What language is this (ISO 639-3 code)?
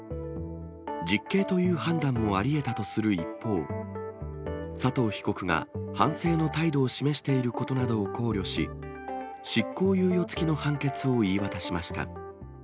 jpn